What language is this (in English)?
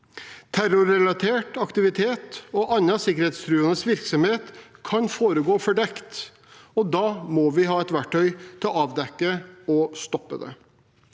Norwegian